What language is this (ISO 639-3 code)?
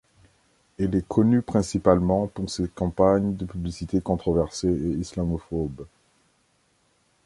fra